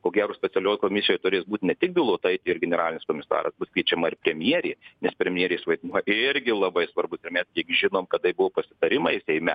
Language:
Lithuanian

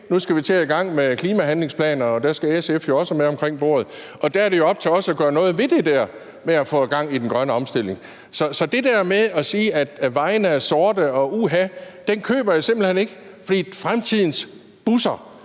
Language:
Danish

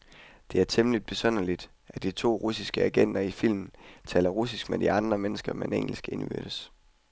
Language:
Danish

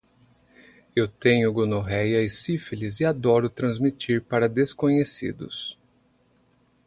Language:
Portuguese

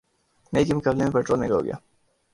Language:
Urdu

